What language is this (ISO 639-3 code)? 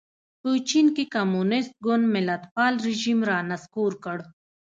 pus